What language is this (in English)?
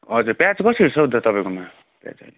Nepali